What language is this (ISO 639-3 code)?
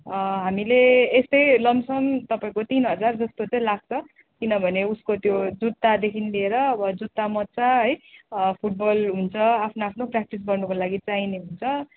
nep